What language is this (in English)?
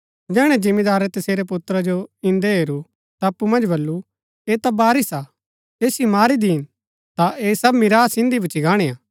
Gaddi